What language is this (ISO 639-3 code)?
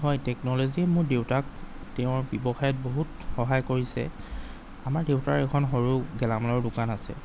asm